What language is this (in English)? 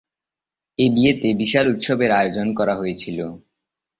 Bangla